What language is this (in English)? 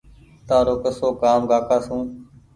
Goaria